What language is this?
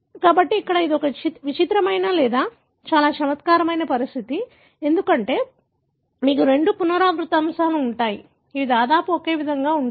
Telugu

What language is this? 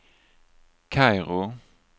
Swedish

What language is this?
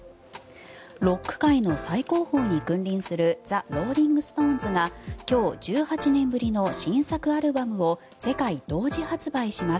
Japanese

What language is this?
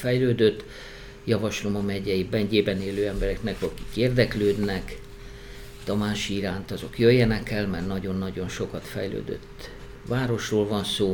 Hungarian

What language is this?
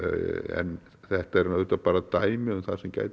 Icelandic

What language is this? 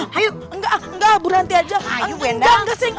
Indonesian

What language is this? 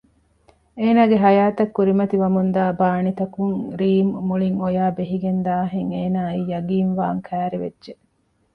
Divehi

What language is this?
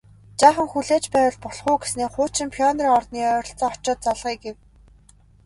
Mongolian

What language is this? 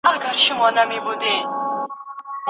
Pashto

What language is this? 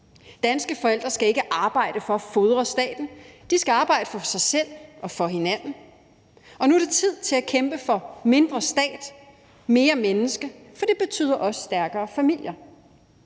Danish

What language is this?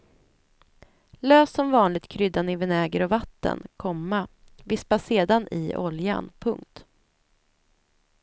Swedish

